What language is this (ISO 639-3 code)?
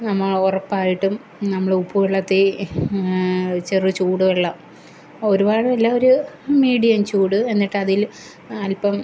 mal